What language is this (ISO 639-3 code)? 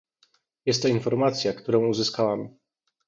pol